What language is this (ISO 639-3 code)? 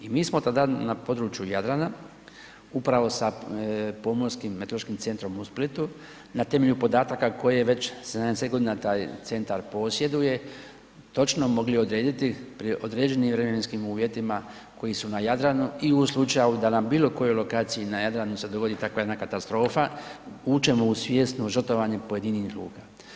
hrv